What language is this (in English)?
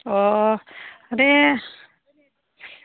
Bodo